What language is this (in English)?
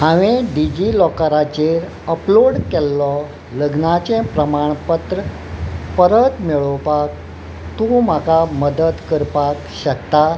Konkani